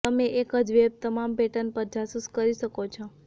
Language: Gujarati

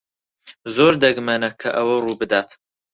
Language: Central Kurdish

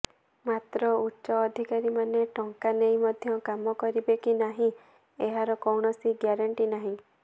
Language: Odia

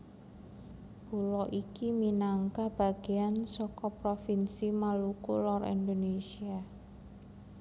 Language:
Javanese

